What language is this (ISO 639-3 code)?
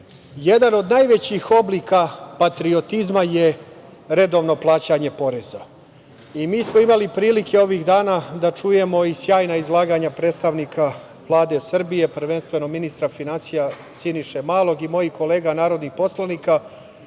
srp